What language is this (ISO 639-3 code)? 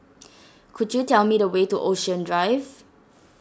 eng